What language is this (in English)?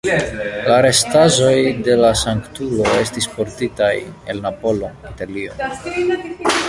Esperanto